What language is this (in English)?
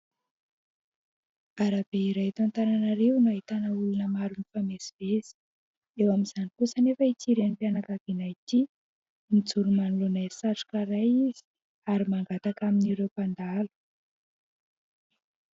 Malagasy